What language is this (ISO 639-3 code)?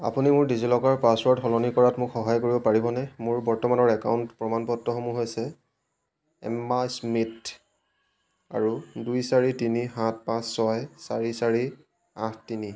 asm